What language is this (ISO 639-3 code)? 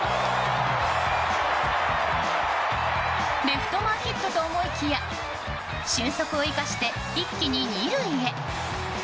jpn